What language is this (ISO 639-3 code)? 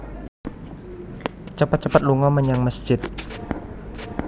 jav